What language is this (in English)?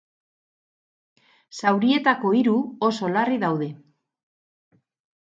Basque